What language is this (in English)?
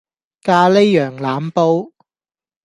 Cantonese